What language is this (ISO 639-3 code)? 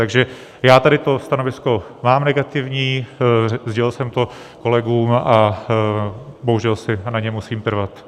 ces